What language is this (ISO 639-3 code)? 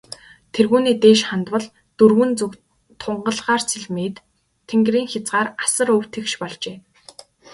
mon